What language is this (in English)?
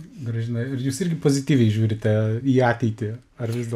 Lithuanian